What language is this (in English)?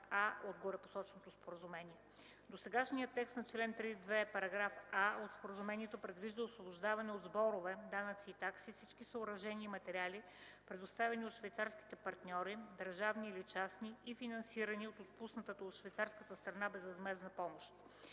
Bulgarian